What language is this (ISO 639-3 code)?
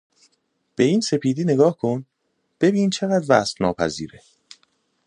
fas